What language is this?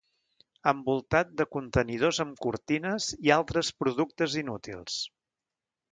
Catalan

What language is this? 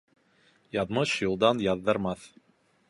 Bashkir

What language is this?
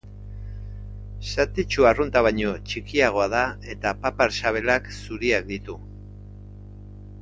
Basque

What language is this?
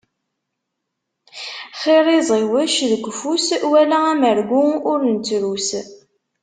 Kabyle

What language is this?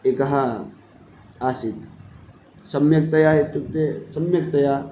Sanskrit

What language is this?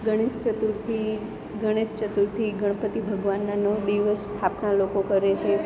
Gujarati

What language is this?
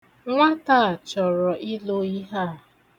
Igbo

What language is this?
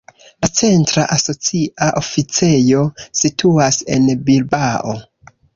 Esperanto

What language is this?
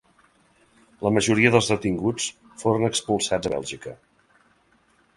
Catalan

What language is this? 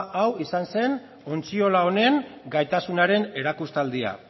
Basque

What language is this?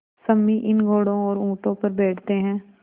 Hindi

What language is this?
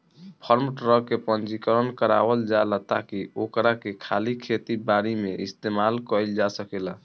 Bhojpuri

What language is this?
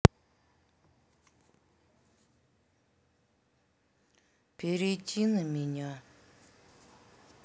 Russian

